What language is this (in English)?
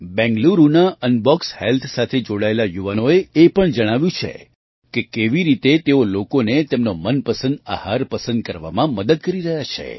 Gujarati